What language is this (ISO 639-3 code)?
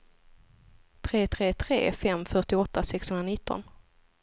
swe